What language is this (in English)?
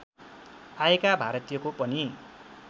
Nepali